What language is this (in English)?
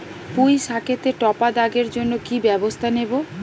Bangla